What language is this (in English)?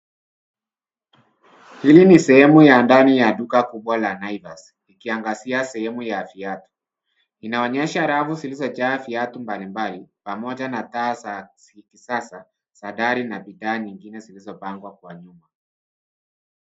Swahili